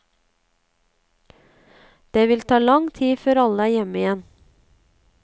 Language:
Norwegian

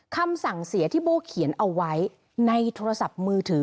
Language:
Thai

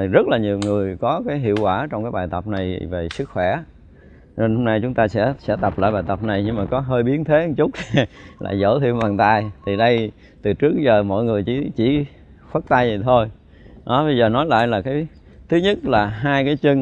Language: Vietnamese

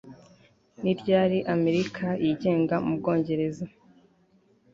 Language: Kinyarwanda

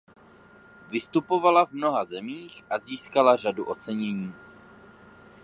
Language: Czech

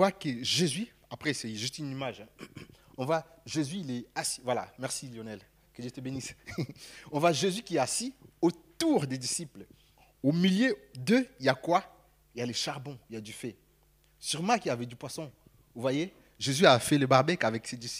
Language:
French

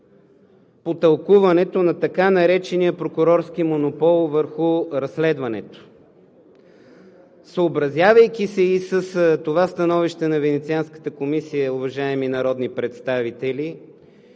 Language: Bulgarian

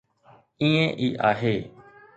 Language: Sindhi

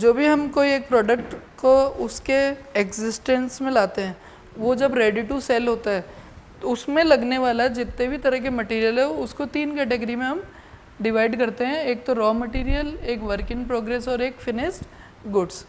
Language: Hindi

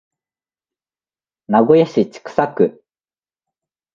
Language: Japanese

